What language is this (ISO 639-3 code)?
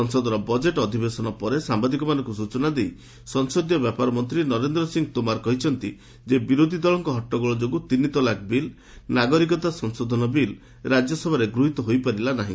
ori